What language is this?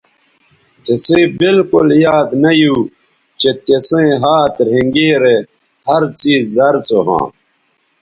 Bateri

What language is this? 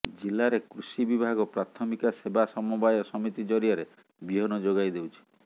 Odia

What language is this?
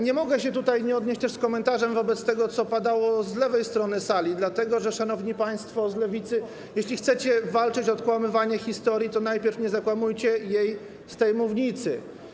Polish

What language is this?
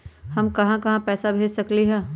Magahi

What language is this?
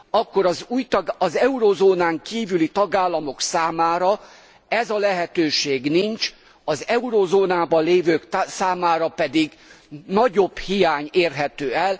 Hungarian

